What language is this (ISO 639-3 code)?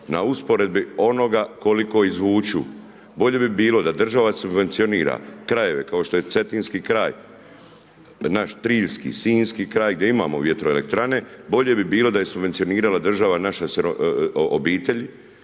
hrv